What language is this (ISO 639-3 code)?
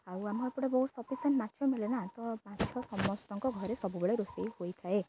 ori